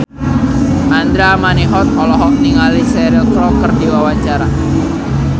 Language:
Sundanese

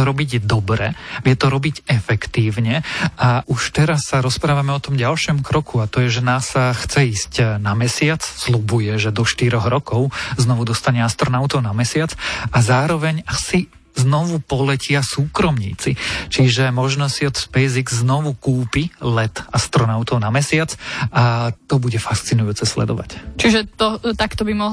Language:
Slovak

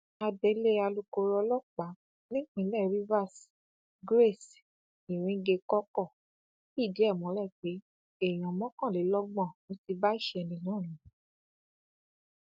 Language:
Yoruba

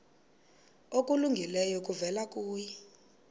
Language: Xhosa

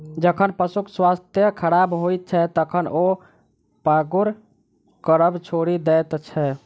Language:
Maithili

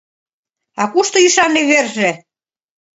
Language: Mari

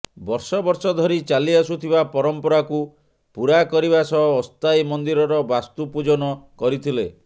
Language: Odia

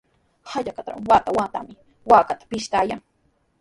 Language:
Sihuas Ancash Quechua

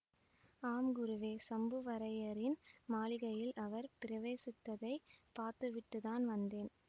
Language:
Tamil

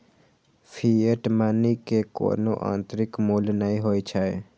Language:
Maithili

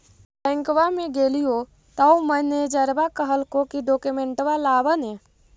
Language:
Magahi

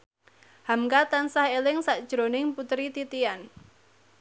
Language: Javanese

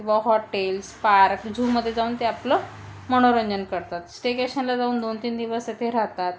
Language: Marathi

